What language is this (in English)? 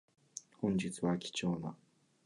Japanese